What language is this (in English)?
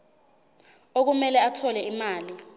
Zulu